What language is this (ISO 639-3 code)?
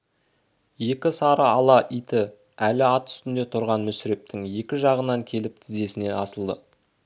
kaz